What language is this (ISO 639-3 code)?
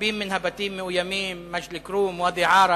heb